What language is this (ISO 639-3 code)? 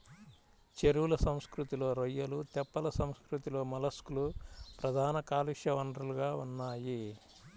tel